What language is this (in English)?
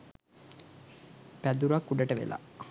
Sinhala